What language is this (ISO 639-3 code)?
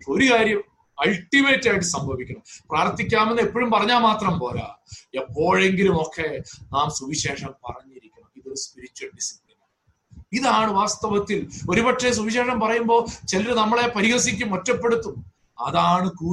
mal